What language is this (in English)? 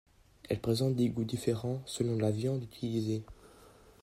French